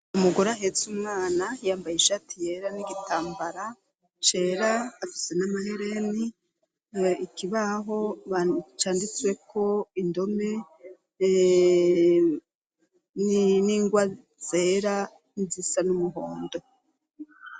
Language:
Rundi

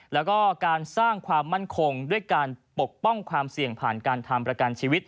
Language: Thai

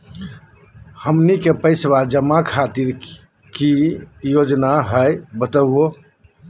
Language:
Magahi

